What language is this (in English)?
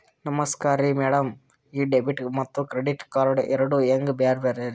Kannada